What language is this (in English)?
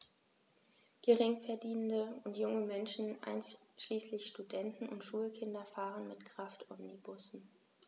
German